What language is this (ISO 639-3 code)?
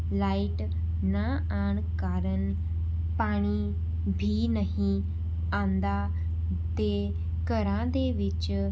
pan